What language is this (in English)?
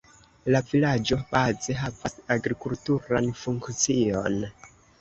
Esperanto